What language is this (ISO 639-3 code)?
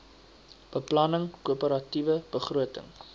afr